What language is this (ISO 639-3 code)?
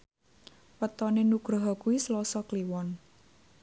jav